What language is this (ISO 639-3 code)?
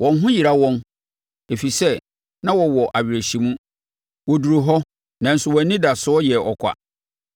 aka